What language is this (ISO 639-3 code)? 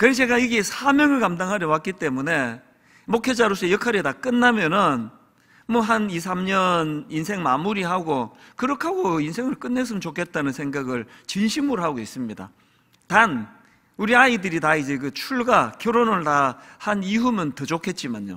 kor